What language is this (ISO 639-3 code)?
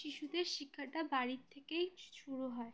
ben